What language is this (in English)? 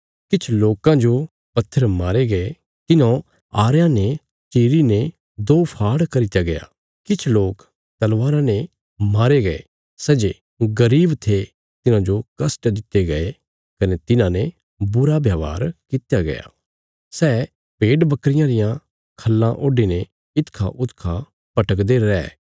Bilaspuri